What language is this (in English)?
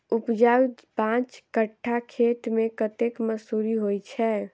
Maithili